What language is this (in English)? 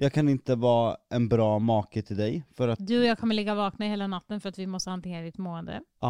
Swedish